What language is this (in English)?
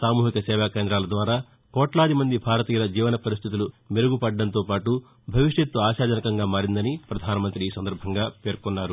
Telugu